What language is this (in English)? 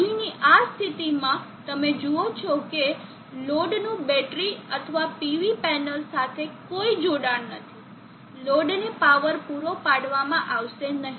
Gujarati